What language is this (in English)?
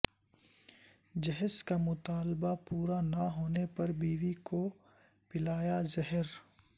Urdu